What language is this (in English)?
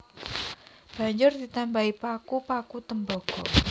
Javanese